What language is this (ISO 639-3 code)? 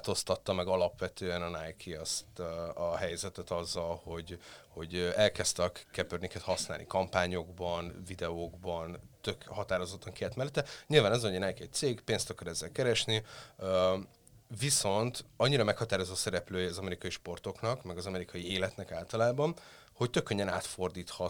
hun